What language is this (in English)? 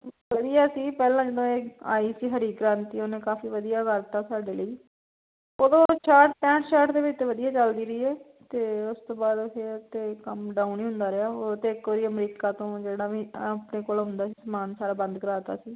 Punjabi